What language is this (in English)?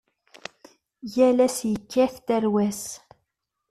Kabyle